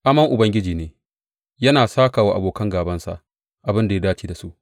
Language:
Hausa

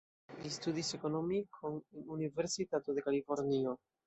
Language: Esperanto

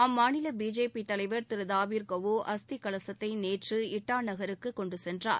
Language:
Tamil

